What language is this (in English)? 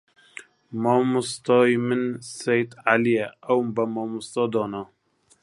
Central Kurdish